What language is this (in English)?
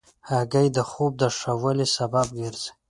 Pashto